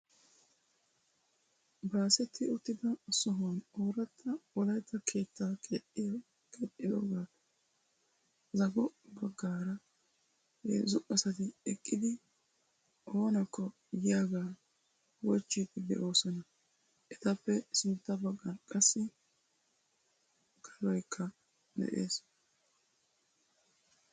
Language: Wolaytta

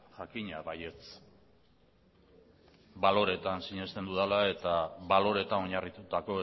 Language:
Basque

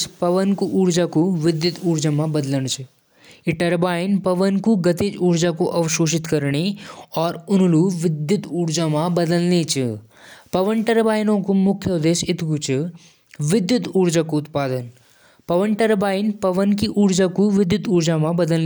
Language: Jaunsari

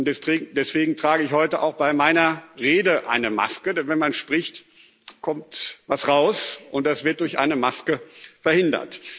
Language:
German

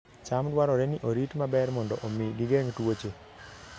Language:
Luo (Kenya and Tanzania)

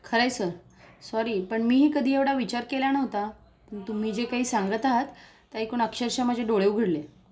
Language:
Marathi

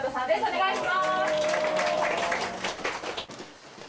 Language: Japanese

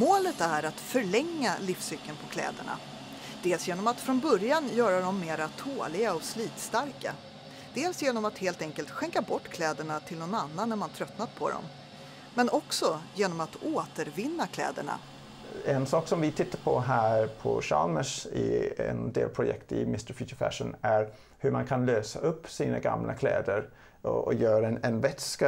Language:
Swedish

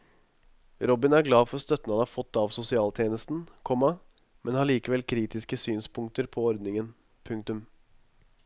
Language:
Norwegian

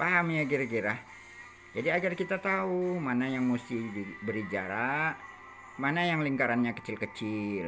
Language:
Indonesian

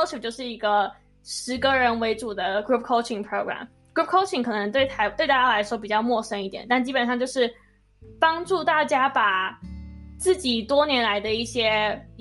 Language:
Chinese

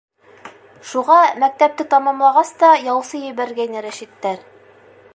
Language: Bashkir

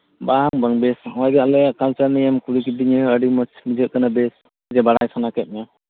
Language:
Santali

